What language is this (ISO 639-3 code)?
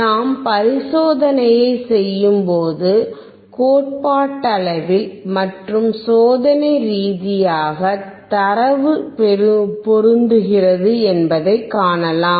tam